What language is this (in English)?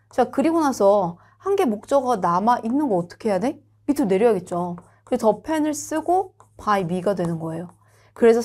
Korean